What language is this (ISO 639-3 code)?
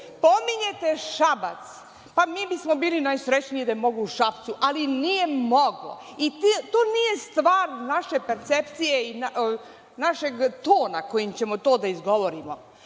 srp